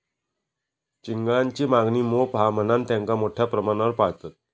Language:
Marathi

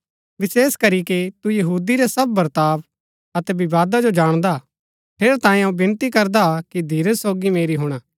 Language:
Gaddi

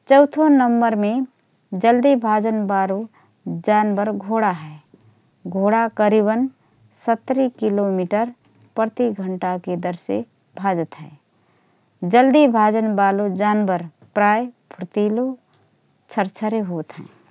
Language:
Rana Tharu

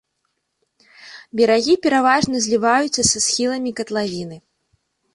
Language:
Belarusian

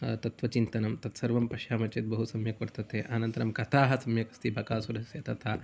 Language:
Sanskrit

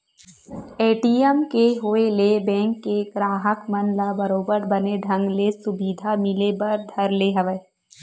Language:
Chhattisgarhi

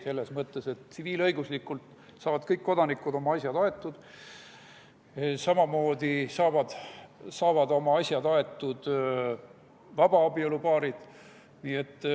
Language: Estonian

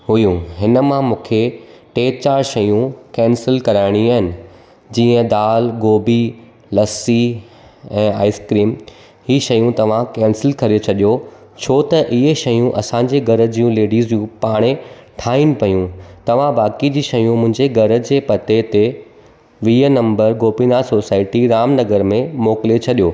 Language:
Sindhi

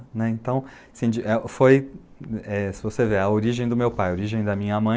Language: Portuguese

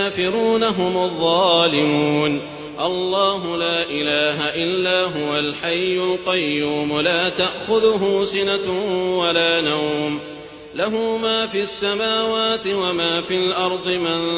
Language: Arabic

